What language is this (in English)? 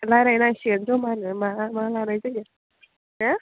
Bodo